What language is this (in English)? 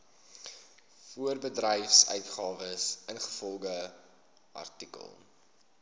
Afrikaans